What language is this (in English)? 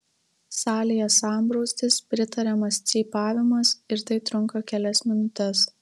Lithuanian